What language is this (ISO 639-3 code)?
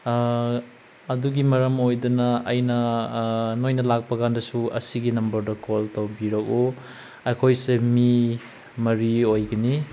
mni